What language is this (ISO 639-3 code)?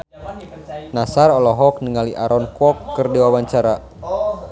sun